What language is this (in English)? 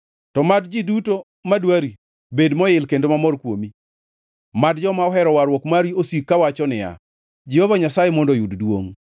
Luo (Kenya and Tanzania)